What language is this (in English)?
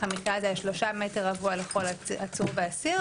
Hebrew